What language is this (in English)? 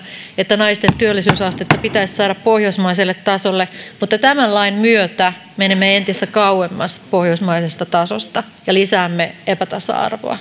Finnish